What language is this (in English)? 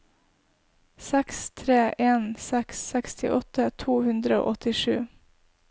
Norwegian